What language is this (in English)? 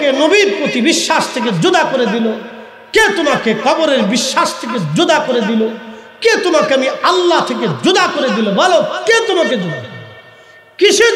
Arabic